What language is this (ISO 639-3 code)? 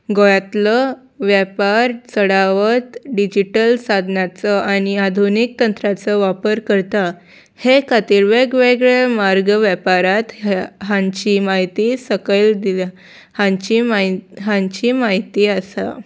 kok